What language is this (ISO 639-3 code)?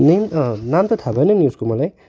nep